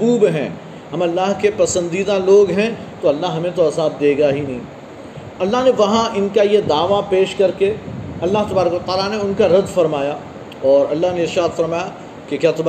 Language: Urdu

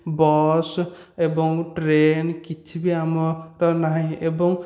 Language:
Odia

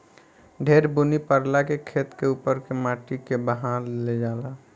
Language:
Bhojpuri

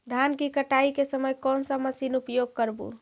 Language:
Magahi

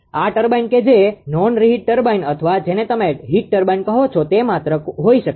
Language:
Gujarati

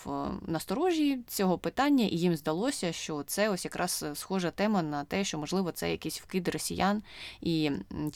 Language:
Ukrainian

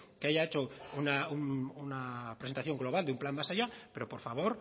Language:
Spanish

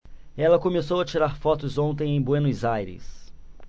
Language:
Portuguese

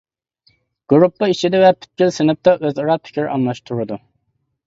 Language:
Uyghur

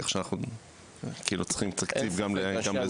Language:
Hebrew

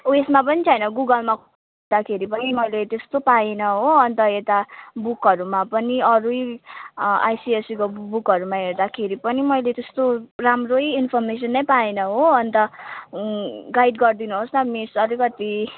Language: Nepali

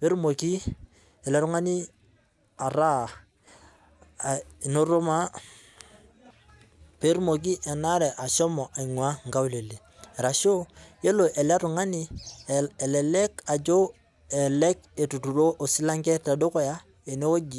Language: Masai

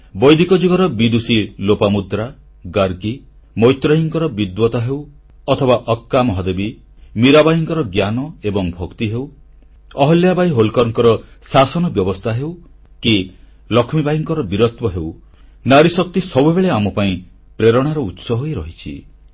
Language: Odia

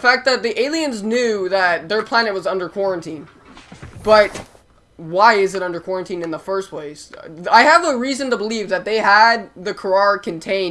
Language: English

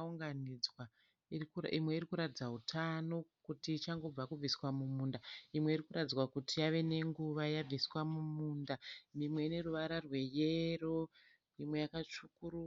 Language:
Shona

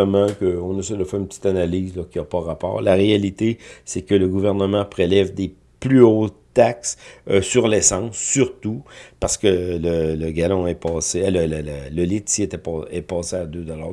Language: French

